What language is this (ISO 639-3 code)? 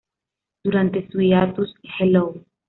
spa